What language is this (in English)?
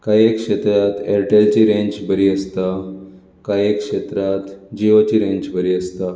Konkani